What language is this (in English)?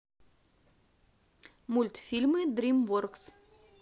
Russian